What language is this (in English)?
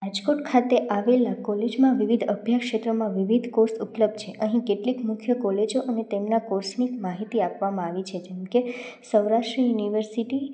Gujarati